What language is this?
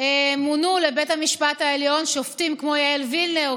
Hebrew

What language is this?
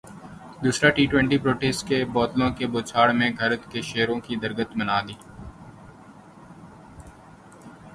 Urdu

